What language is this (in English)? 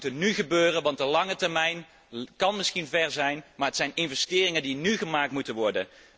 Dutch